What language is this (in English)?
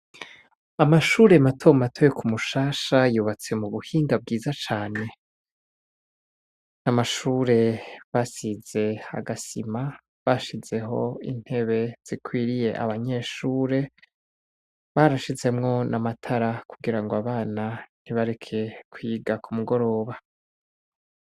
Rundi